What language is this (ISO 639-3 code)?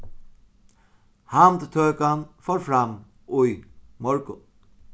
fao